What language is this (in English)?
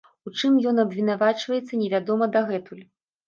Belarusian